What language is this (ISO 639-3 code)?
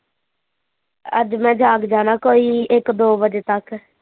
pan